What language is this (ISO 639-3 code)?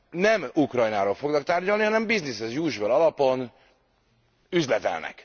hun